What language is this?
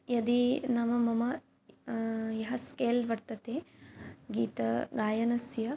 Sanskrit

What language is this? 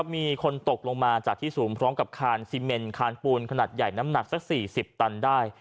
Thai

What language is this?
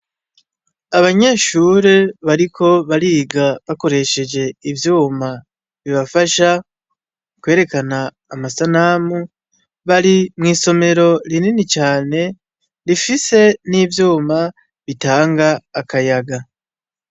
Rundi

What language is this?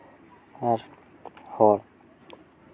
Santali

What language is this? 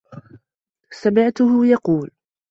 Arabic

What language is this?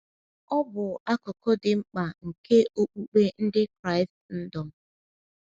Igbo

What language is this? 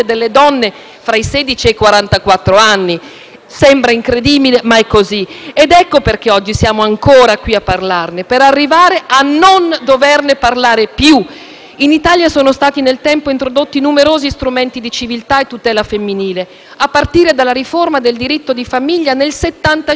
Italian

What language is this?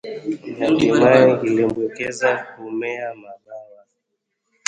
Swahili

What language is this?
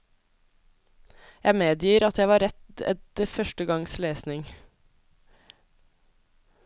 Norwegian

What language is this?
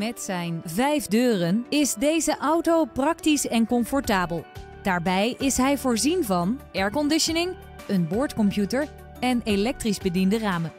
Dutch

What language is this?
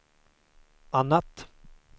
Swedish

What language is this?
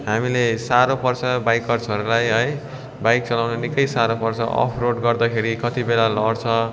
Nepali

